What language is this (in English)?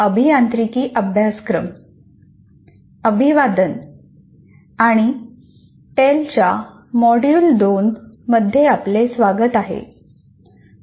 Marathi